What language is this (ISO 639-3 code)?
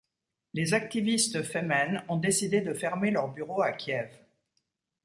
fra